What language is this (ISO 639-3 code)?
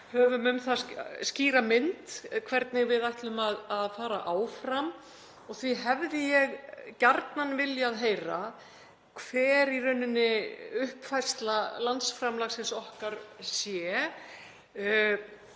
isl